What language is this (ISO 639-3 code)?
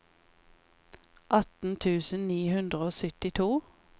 nor